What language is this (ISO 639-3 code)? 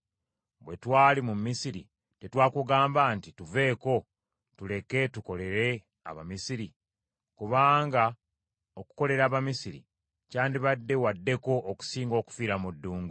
lug